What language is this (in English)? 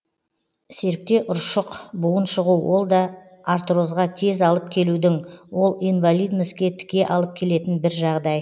Kazakh